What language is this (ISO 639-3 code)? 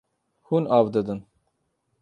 kur